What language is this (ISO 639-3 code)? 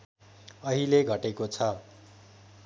nep